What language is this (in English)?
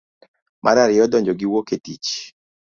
Luo (Kenya and Tanzania)